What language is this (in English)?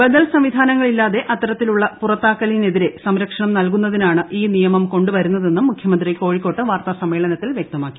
Malayalam